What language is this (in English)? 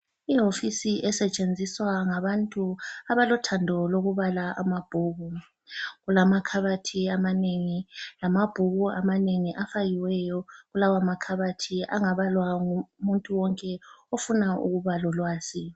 North Ndebele